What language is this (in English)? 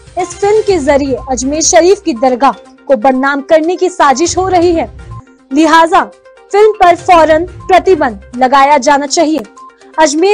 Hindi